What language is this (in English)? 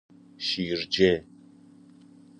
Persian